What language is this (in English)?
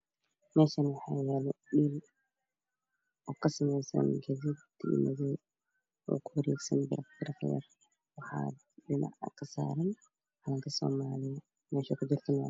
Somali